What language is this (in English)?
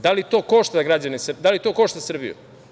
Serbian